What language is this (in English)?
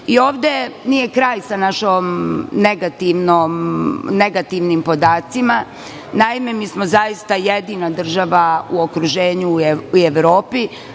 Serbian